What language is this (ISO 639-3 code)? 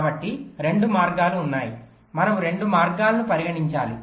tel